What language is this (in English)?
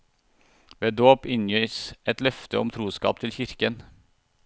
Norwegian